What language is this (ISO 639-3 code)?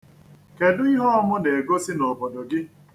ibo